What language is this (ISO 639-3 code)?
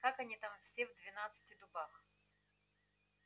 rus